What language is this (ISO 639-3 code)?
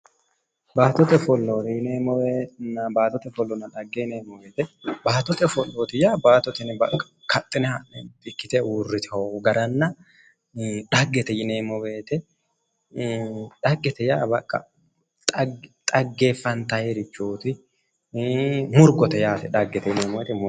sid